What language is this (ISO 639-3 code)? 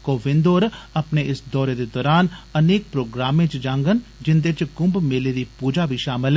doi